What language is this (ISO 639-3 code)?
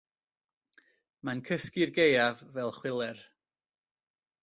cym